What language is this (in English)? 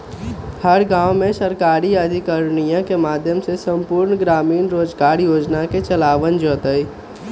Magahi